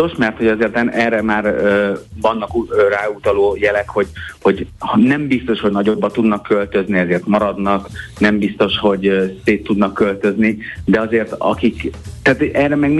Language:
Hungarian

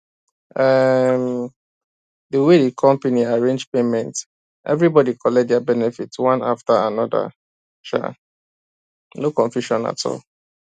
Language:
Nigerian Pidgin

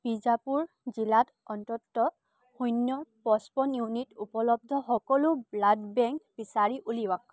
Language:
Assamese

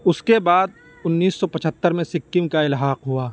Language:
Urdu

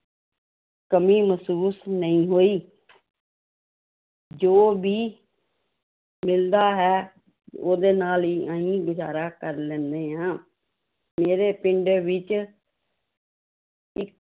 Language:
Punjabi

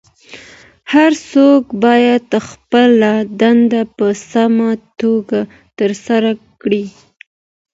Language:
Pashto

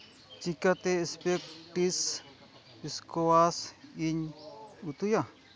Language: Santali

